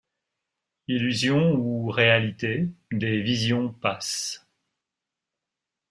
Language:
French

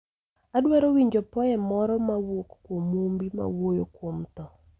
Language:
Luo (Kenya and Tanzania)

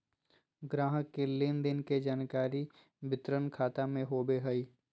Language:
Magahi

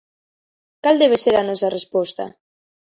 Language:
Galician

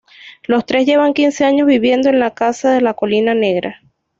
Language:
Spanish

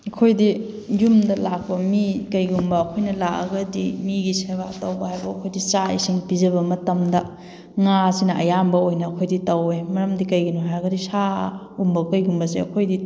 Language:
Manipuri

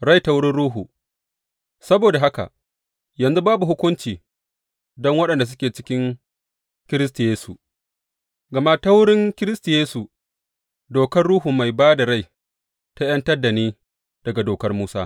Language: Hausa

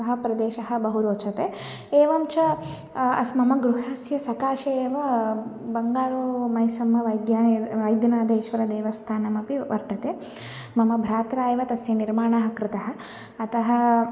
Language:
Sanskrit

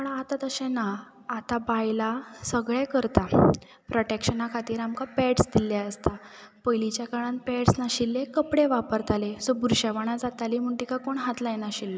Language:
Konkani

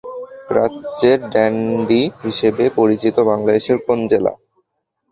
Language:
Bangla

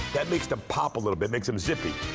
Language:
English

